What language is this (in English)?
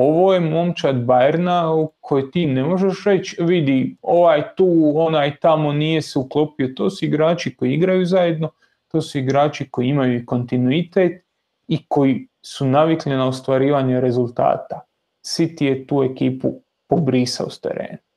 Croatian